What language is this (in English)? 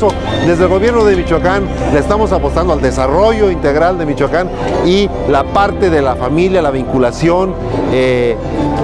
Spanish